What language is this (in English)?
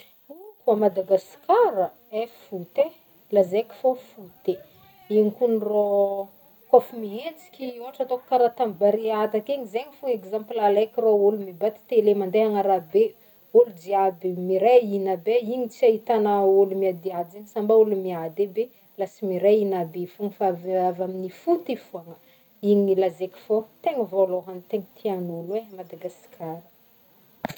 Northern Betsimisaraka Malagasy